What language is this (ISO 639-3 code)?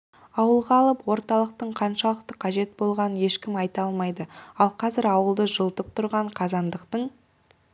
kaz